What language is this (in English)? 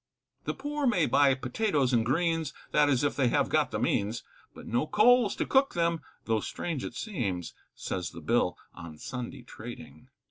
English